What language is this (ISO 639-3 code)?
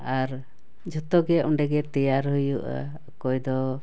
sat